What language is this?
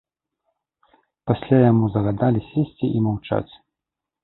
Belarusian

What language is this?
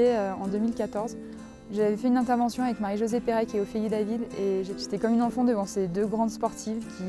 French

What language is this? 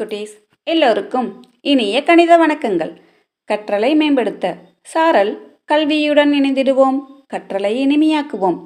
Tamil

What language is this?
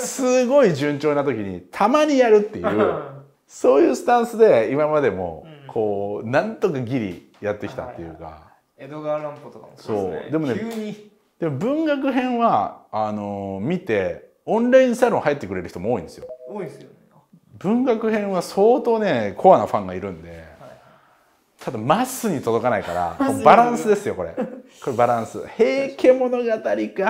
Japanese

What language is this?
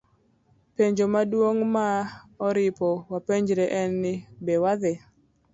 Luo (Kenya and Tanzania)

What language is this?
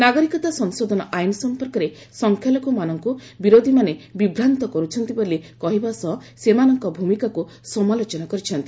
Odia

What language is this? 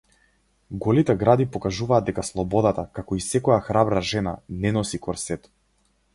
Macedonian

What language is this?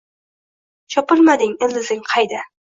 Uzbek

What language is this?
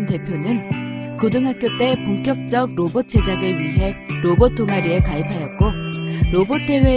Korean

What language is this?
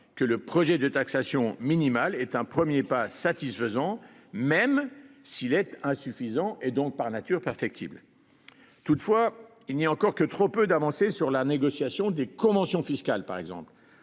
French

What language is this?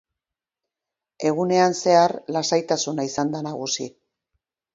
Basque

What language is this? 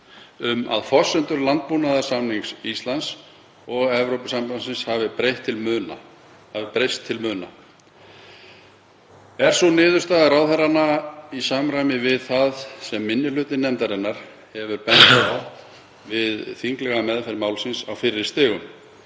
Icelandic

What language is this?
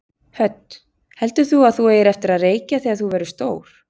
Icelandic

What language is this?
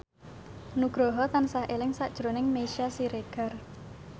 Javanese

